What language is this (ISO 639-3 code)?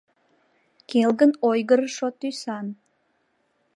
chm